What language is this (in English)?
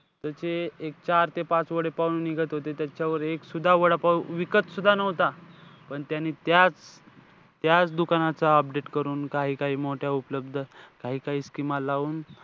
Marathi